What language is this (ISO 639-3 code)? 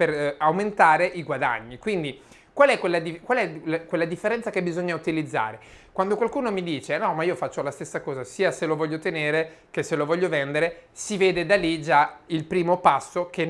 ita